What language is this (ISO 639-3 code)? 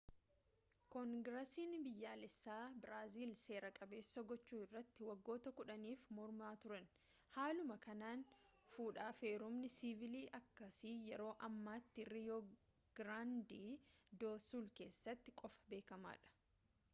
orm